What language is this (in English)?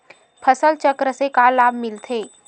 Chhattisgarhi